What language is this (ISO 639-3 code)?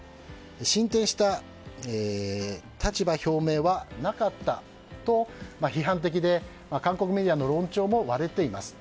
jpn